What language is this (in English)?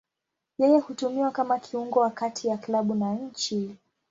Swahili